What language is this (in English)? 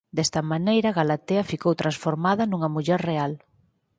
Galician